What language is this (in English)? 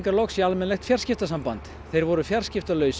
Icelandic